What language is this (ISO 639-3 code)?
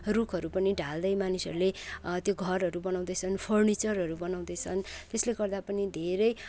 nep